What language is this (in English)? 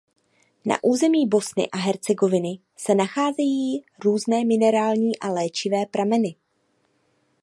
Czech